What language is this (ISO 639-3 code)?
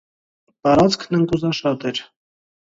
hye